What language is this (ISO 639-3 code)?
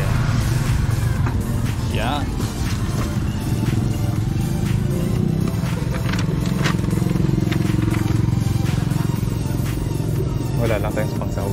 fil